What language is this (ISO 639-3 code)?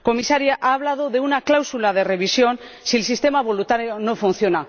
spa